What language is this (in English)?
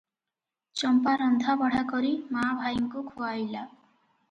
Odia